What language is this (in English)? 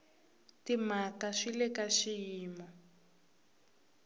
Tsonga